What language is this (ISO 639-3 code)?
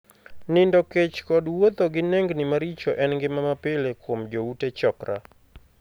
luo